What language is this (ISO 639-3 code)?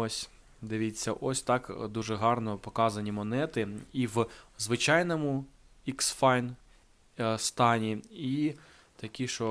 ukr